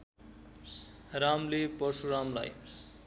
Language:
Nepali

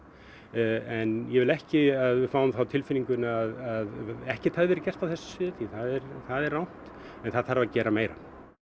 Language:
Icelandic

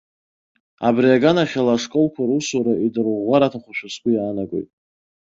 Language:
Abkhazian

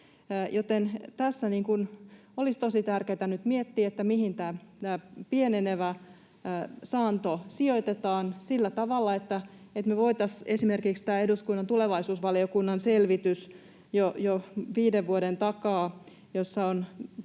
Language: Finnish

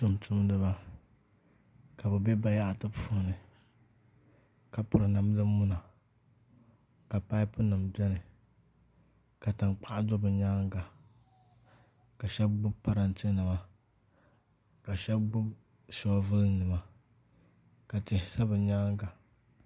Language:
Dagbani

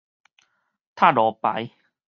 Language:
Min Nan Chinese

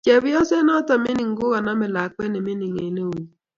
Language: Kalenjin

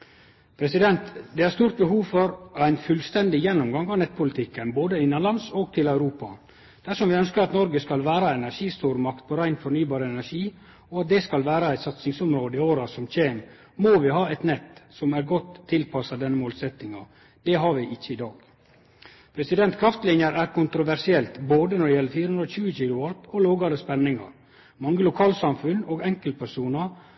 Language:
Norwegian Nynorsk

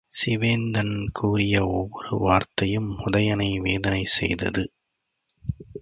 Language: Tamil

